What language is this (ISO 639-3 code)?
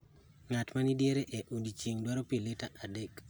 luo